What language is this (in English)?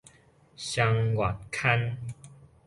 Min Nan Chinese